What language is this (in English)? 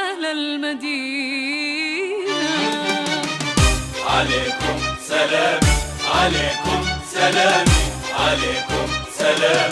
Arabic